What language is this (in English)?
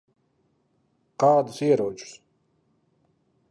Latvian